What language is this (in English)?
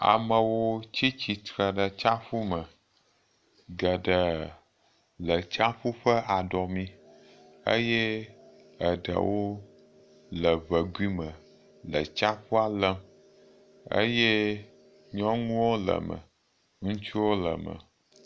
Ewe